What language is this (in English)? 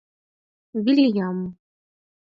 Mari